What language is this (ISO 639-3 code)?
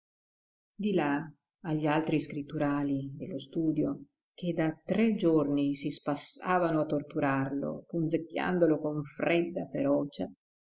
ita